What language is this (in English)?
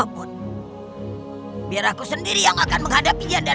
Indonesian